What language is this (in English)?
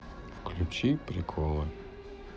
Russian